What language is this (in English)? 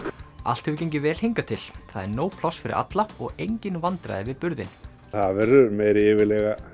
Icelandic